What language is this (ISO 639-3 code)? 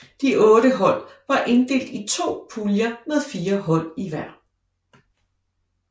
dan